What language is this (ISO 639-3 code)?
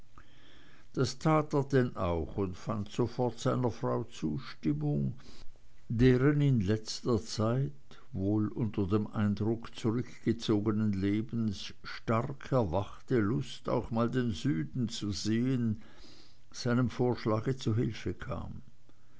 deu